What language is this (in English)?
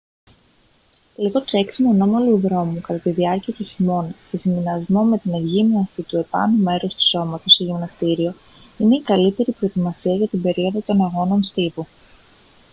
Greek